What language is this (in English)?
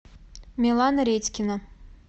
Russian